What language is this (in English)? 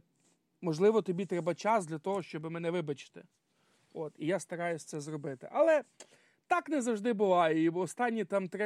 Ukrainian